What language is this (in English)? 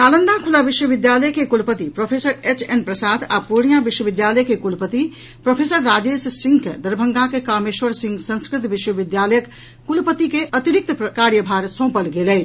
Maithili